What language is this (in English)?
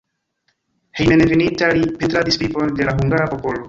Esperanto